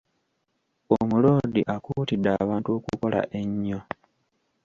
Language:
Ganda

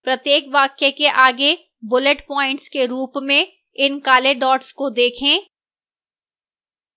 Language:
Hindi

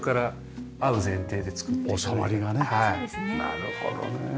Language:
Japanese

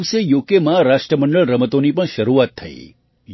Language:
Gujarati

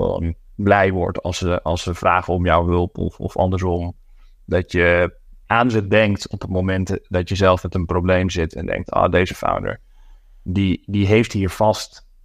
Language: Dutch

